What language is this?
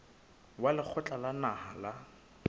Southern Sotho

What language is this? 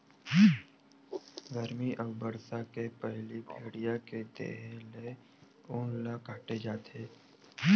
Chhattisgarhi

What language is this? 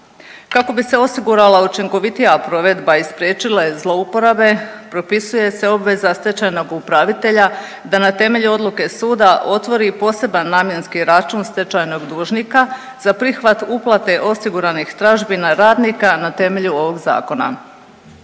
Croatian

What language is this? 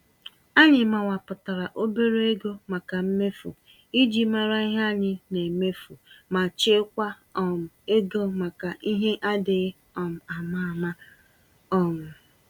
Igbo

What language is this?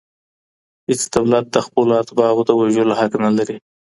Pashto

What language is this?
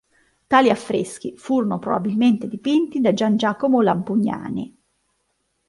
Italian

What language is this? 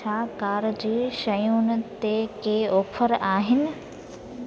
Sindhi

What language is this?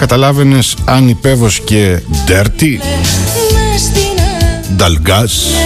Greek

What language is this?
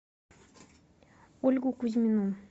Russian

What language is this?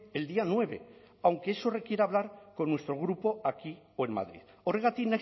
Spanish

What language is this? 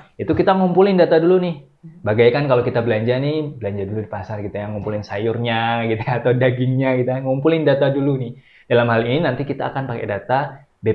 Indonesian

